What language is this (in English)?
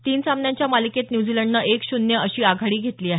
Marathi